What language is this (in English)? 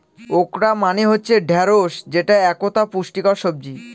Bangla